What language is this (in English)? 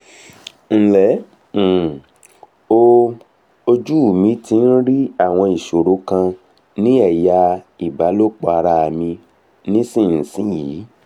Yoruba